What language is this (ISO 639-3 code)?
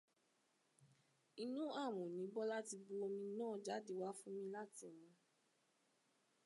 yor